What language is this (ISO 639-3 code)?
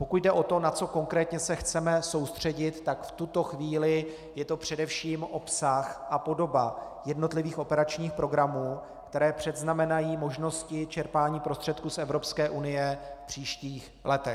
ces